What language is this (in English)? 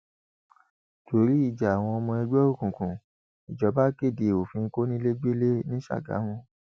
Yoruba